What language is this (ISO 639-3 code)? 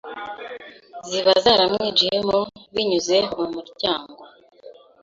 kin